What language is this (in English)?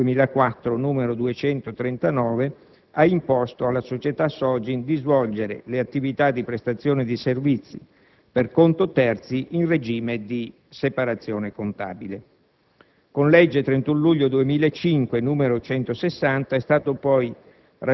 Italian